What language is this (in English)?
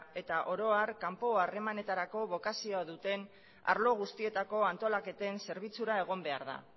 Basque